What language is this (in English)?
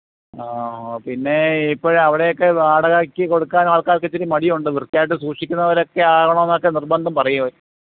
Malayalam